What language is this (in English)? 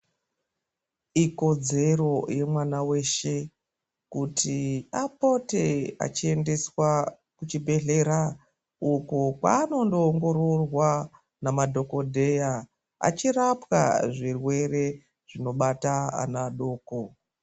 Ndau